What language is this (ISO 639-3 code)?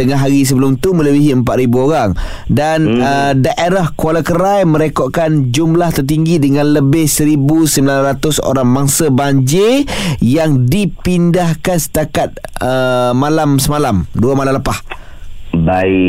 msa